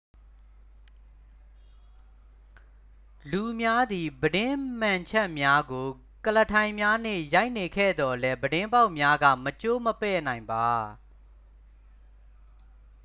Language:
Burmese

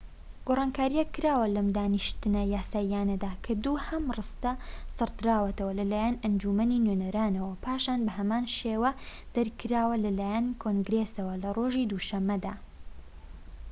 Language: Central Kurdish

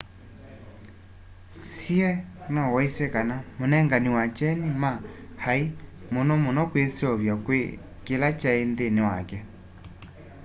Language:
Kamba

